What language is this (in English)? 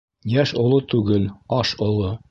Bashkir